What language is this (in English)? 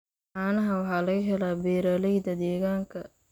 Somali